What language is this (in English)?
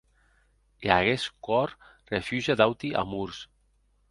Occitan